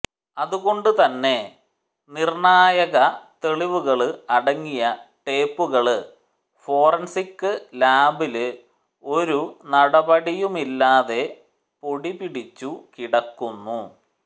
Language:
Malayalam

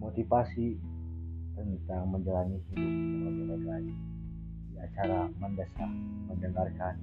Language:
Indonesian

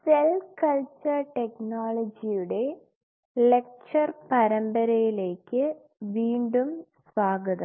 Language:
Malayalam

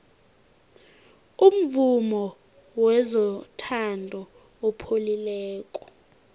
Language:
South Ndebele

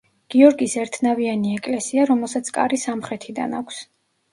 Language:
Georgian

